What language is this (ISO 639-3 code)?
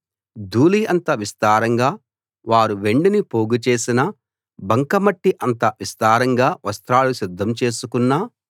tel